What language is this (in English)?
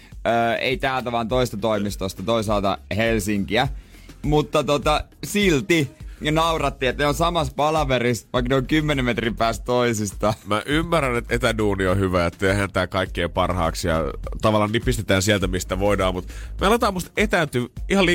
Finnish